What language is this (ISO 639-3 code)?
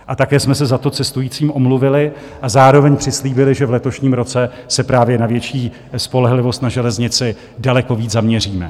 ces